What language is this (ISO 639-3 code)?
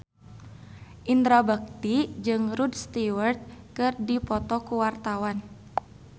sun